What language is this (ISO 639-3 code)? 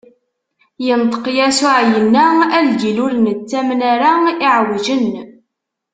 kab